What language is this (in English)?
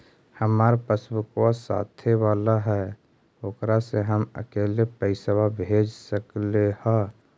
Magahi